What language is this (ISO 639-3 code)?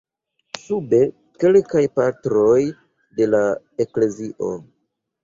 epo